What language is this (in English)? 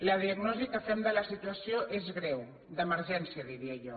Catalan